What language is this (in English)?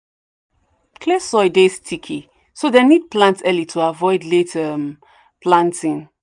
Nigerian Pidgin